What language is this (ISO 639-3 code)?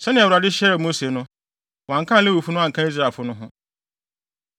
aka